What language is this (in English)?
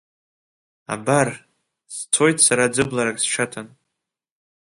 Abkhazian